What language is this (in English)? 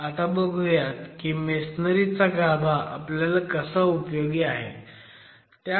Marathi